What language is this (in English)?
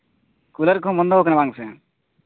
Santali